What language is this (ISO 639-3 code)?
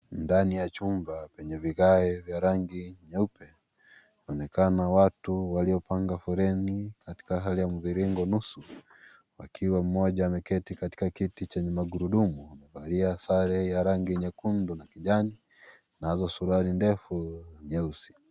swa